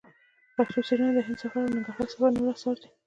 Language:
Pashto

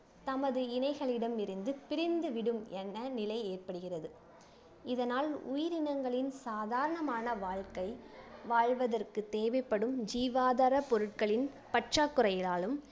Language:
Tamil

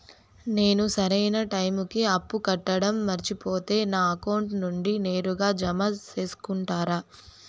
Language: Telugu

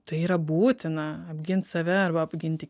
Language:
Lithuanian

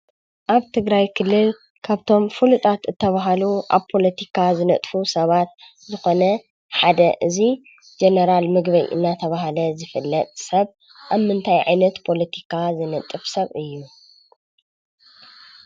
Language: Tigrinya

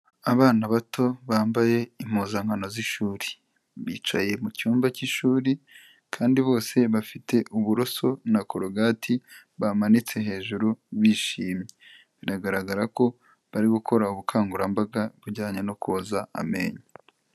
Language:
Kinyarwanda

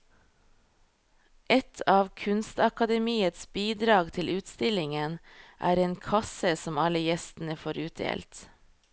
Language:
Norwegian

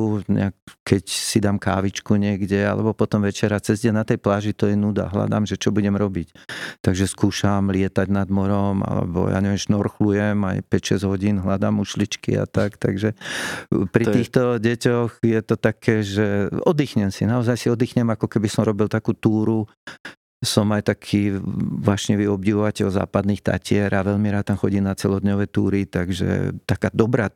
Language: Slovak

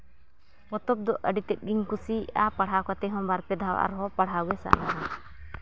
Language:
Santali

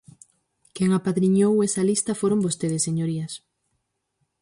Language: Galician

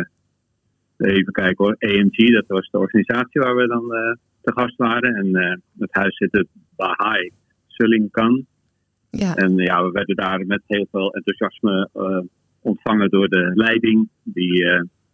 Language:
Dutch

